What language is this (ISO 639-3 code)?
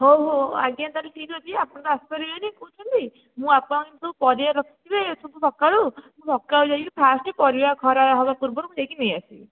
ori